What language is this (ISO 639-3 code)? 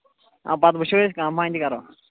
kas